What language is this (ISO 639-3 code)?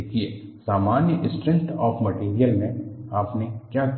hin